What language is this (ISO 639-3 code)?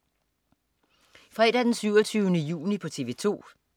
dan